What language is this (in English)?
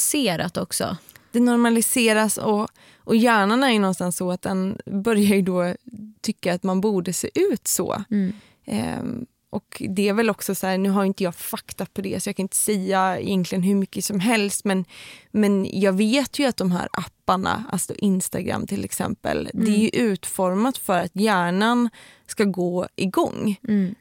Swedish